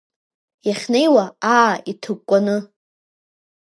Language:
Abkhazian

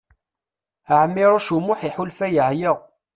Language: Kabyle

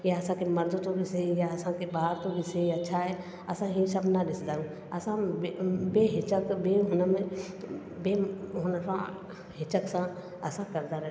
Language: Sindhi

